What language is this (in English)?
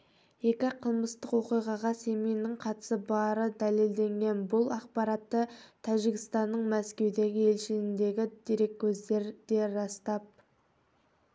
Kazakh